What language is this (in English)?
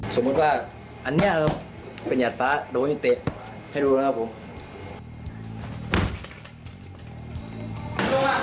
Thai